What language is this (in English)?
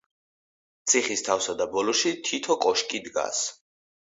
Georgian